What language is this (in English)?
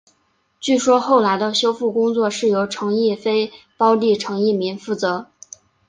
Chinese